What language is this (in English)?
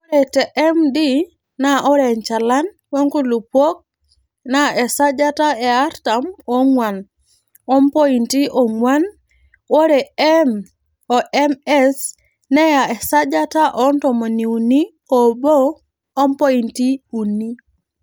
Masai